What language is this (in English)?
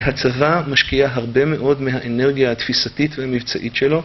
Hebrew